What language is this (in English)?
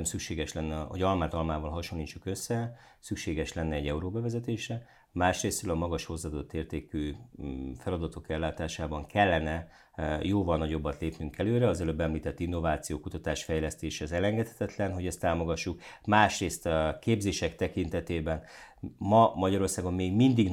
Hungarian